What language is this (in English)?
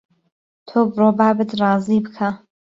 Central Kurdish